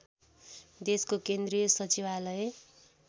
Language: Nepali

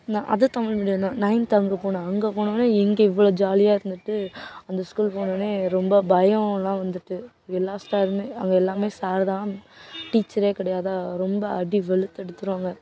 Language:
Tamil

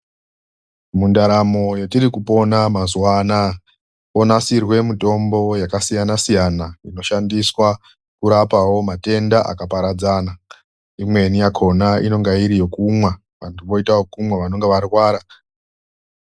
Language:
Ndau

